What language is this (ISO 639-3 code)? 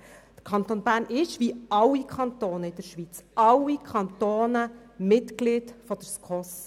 gsw